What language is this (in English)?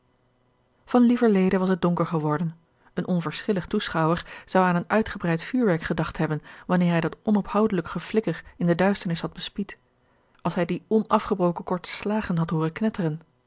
Dutch